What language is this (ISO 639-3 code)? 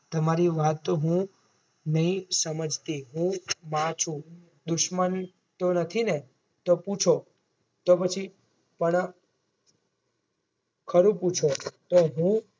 guj